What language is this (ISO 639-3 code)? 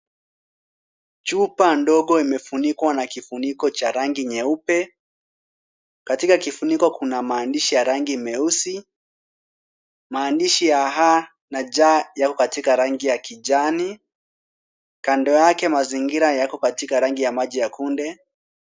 swa